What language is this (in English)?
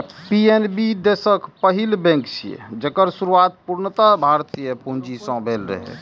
Maithili